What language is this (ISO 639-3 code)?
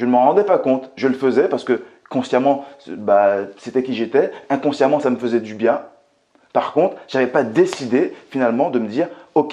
fra